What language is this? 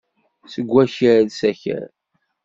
Kabyle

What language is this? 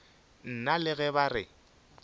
Northern Sotho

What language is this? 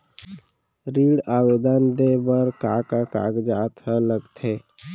Chhattisgarhi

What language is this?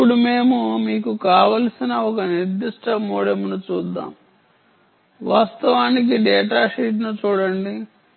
Telugu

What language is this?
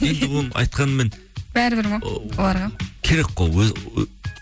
Kazakh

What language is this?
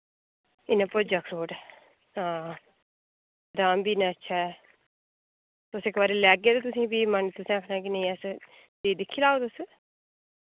Dogri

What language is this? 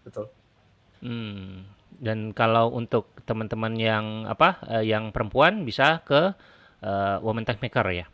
Indonesian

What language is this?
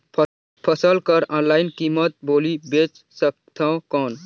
Chhattisgarhi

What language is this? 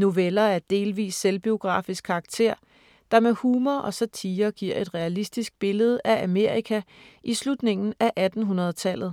Danish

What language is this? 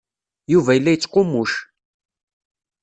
Kabyle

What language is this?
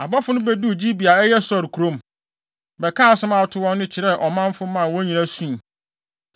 Akan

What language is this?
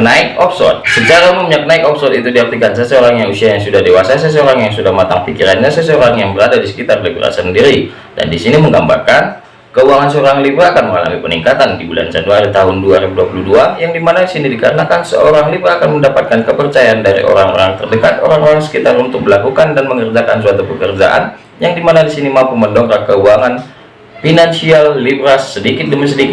Indonesian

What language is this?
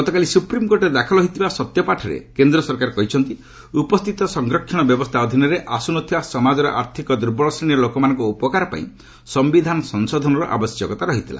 Odia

